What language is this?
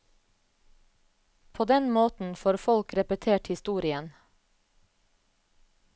Norwegian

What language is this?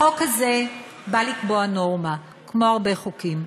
Hebrew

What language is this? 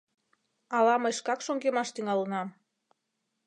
Mari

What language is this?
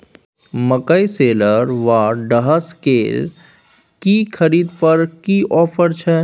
Maithili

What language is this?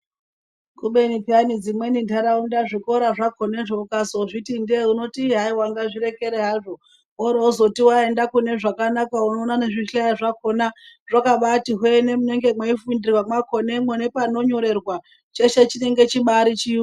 Ndau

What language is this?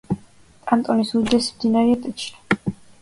Georgian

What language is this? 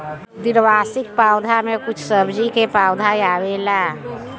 Bhojpuri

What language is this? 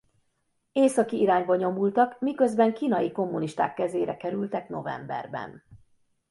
Hungarian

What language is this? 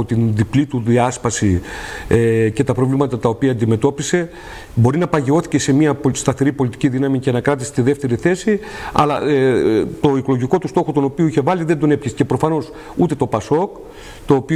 Greek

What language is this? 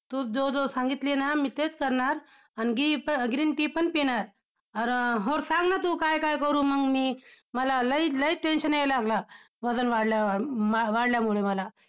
Marathi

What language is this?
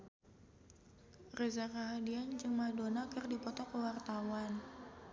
Sundanese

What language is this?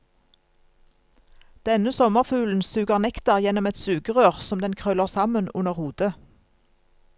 Norwegian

